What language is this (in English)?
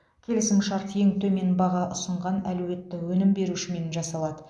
Kazakh